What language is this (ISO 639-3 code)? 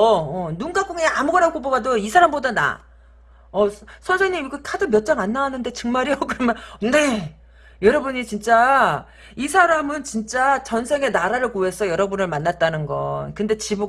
kor